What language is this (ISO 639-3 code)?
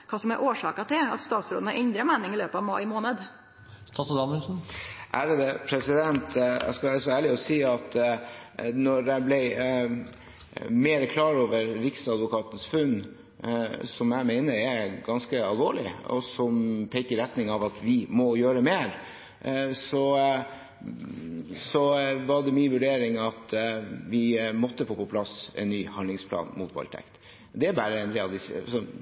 nor